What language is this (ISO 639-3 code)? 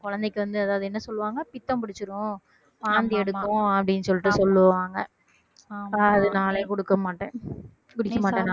tam